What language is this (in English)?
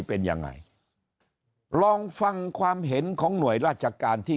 Thai